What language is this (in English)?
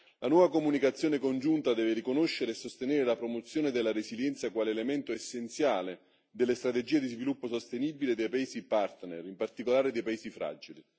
Italian